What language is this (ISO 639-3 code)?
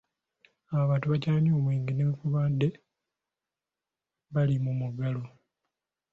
lug